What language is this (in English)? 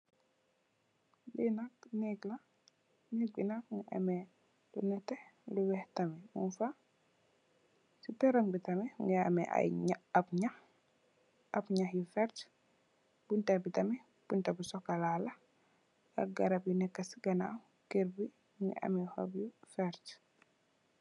Wolof